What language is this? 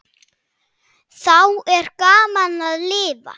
Icelandic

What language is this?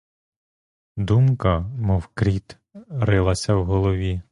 Ukrainian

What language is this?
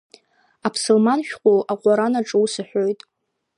Abkhazian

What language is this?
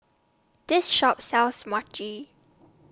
English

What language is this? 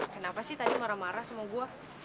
Indonesian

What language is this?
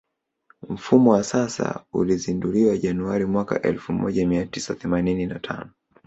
Swahili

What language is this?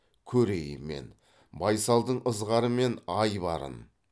Kazakh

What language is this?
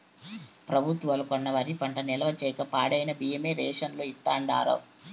Telugu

